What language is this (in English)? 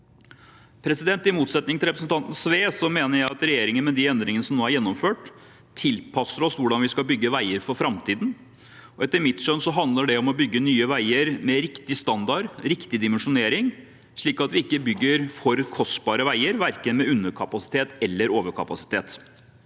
Norwegian